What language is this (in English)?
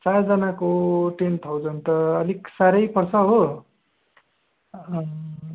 Nepali